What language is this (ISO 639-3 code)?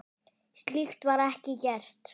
isl